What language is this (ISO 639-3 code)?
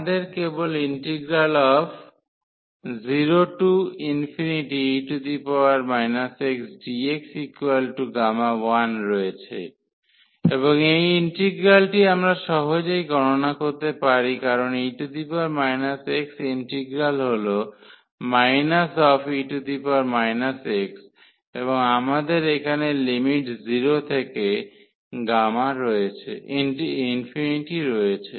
ben